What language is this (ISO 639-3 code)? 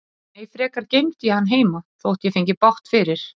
isl